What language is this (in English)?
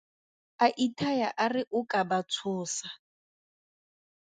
Tswana